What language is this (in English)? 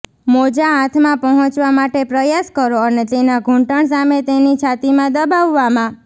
Gujarati